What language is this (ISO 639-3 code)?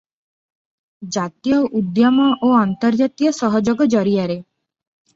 ori